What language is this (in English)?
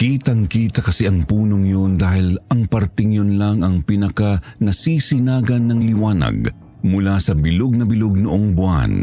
Filipino